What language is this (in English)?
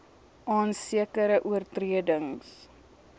Afrikaans